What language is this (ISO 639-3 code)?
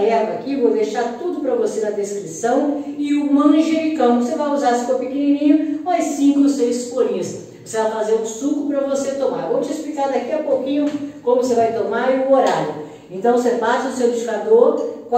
por